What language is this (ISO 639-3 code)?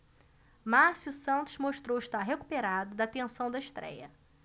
por